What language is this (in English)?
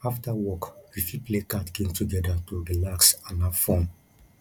Nigerian Pidgin